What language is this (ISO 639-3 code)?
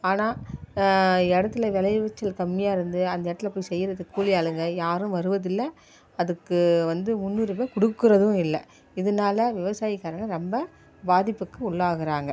tam